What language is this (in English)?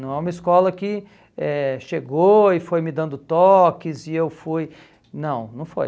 Portuguese